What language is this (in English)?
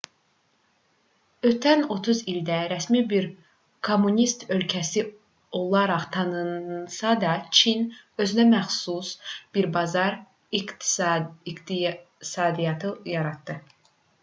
Azerbaijani